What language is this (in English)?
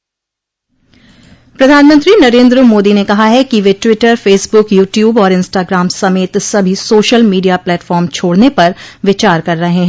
Hindi